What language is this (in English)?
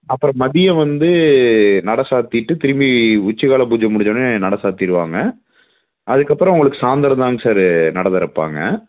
Tamil